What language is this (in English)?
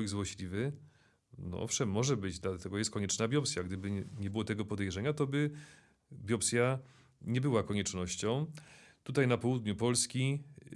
Polish